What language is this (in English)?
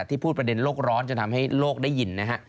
Thai